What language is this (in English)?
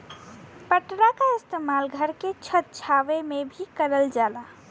Bhojpuri